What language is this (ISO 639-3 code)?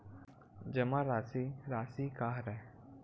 hne